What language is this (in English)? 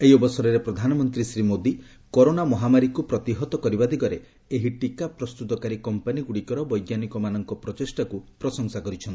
Odia